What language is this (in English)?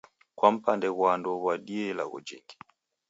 Taita